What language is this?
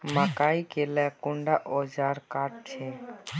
Magahi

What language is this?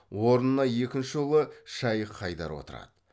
Kazakh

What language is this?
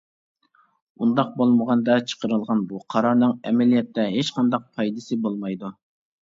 Uyghur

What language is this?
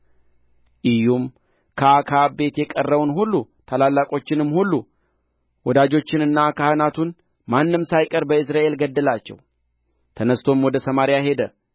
Amharic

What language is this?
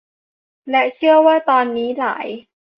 Thai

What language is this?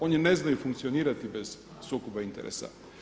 Croatian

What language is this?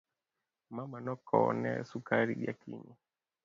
Luo (Kenya and Tanzania)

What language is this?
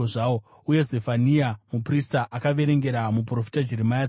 Shona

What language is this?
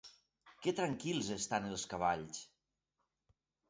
Catalan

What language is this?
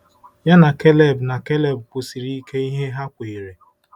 Igbo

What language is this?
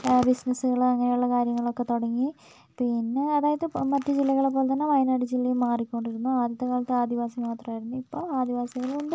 Malayalam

